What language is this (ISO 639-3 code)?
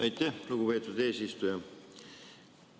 est